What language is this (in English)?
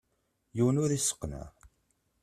Kabyle